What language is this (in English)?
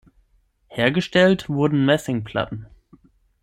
German